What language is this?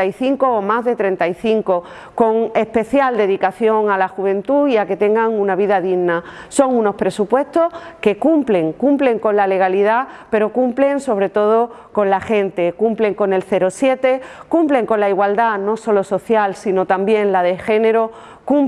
Spanish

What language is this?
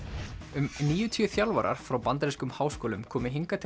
Icelandic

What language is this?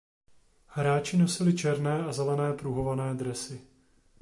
Czech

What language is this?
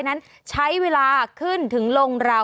Thai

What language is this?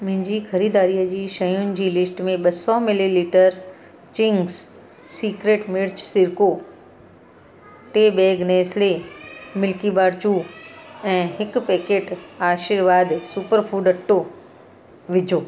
Sindhi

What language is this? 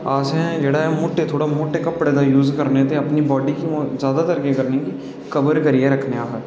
Dogri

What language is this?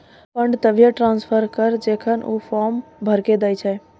Maithili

